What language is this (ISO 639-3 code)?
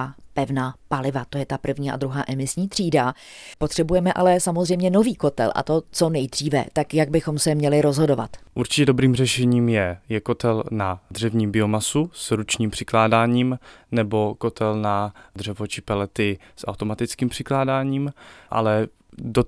ces